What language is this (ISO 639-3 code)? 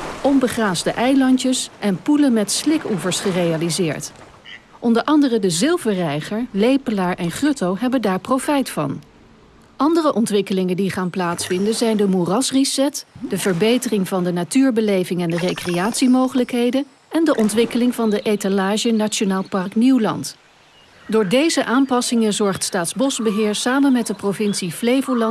nld